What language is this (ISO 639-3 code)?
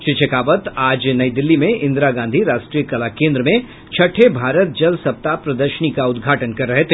hin